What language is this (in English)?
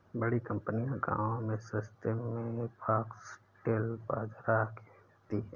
Hindi